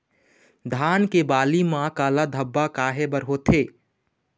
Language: Chhattisgarhi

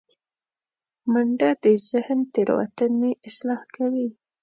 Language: Pashto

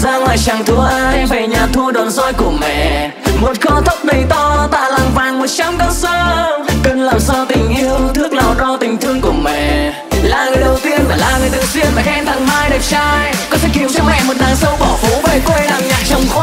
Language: Vietnamese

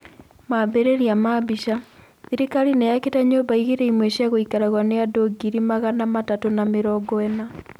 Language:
Kikuyu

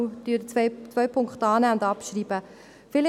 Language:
Swiss German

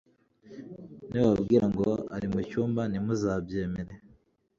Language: Kinyarwanda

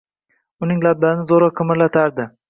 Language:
Uzbek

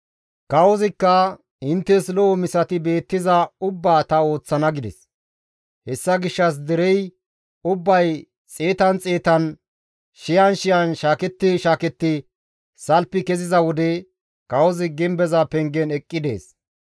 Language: Gamo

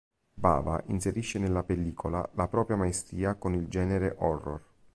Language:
Italian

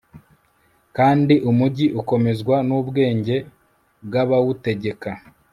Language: Kinyarwanda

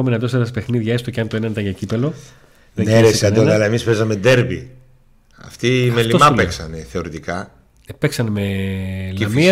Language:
Greek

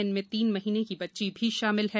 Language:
Hindi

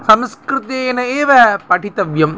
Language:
Sanskrit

